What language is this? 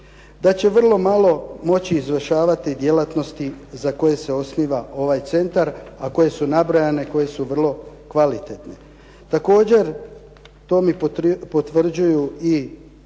Croatian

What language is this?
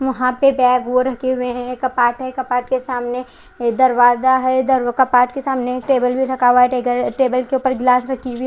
Hindi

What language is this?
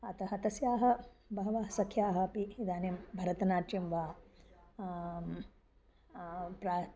Sanskrit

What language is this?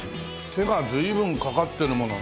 Japanese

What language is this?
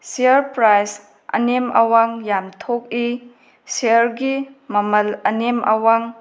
Manipuri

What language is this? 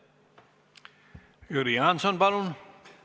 Estonian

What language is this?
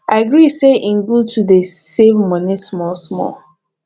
Nigerian Pidgin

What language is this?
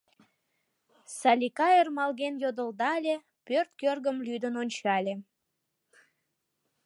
Mari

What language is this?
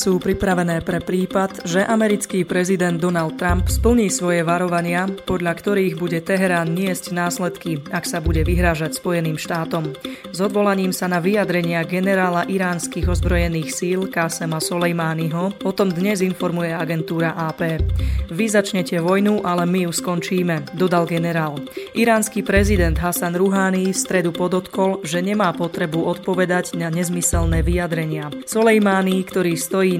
Slovak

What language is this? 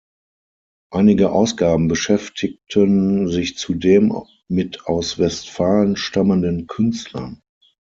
German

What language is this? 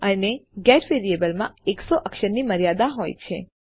Gujarati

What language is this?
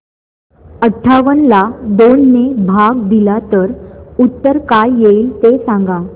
Marathi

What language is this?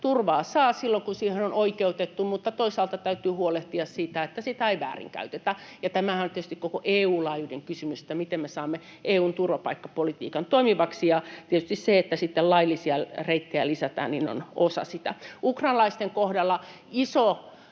Finnish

